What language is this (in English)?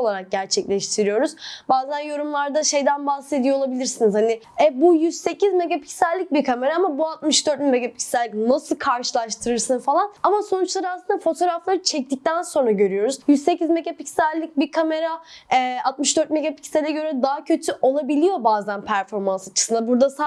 Turkish